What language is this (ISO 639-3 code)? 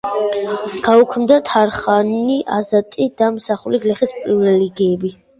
kat